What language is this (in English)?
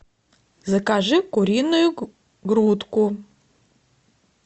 Russian